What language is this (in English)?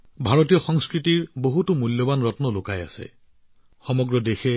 Assamese